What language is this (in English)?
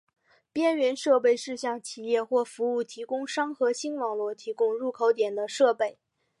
Chinese